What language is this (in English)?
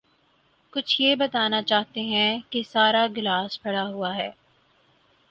Urdu